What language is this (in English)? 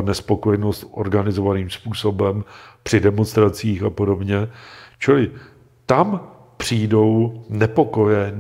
Czech